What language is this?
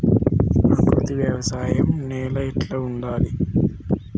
Telugu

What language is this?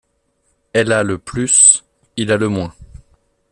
French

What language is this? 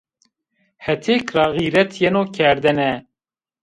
Zaza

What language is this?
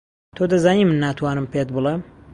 Central Kurdish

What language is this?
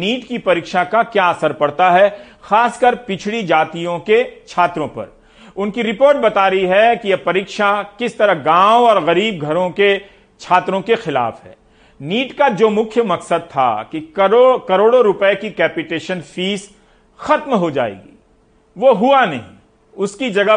Hindi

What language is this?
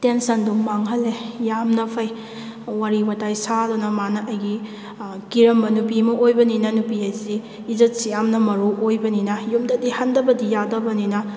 Manipuri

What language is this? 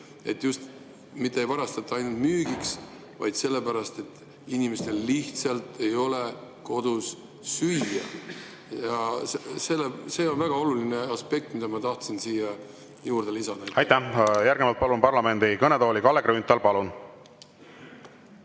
Estonian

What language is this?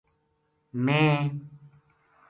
Gujari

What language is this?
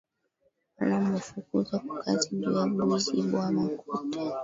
Swahili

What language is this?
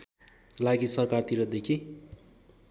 Nepali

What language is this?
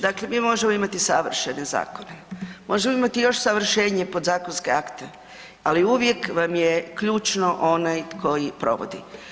Croatian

